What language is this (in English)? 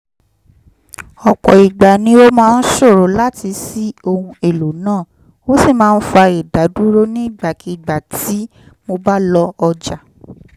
Yoruba